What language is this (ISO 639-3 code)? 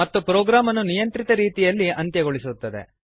kan